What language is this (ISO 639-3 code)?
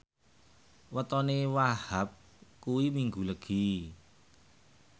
jav